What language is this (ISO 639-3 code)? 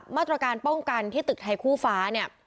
tha